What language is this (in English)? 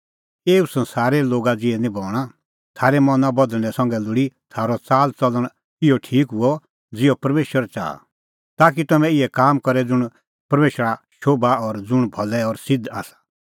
Kullu Pahari